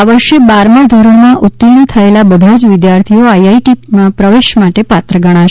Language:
Gujarati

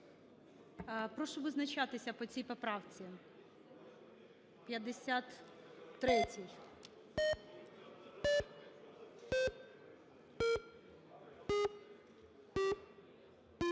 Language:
Ukrainian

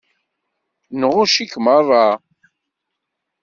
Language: Kabyle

